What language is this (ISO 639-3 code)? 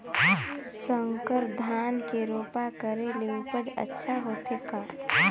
hne